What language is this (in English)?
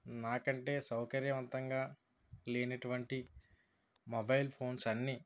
Telugu